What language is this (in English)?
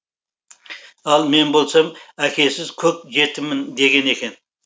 Kazakh